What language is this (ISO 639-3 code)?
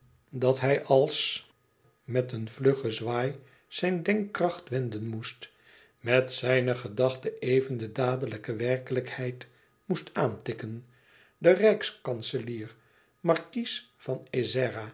nld